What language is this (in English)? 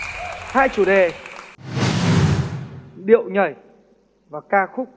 Vietnamese